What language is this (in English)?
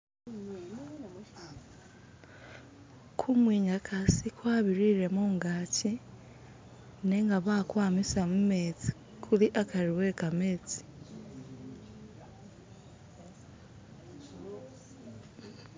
Masaaba